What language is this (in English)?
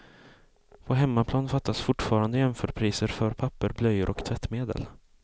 Swedish